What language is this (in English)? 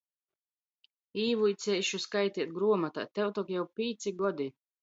Latgalian